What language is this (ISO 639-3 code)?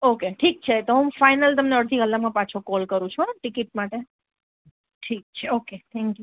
guj